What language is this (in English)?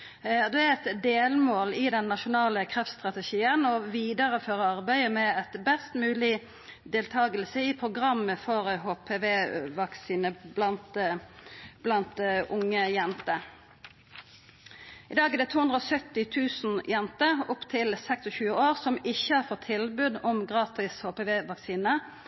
Norwegian Nynorsk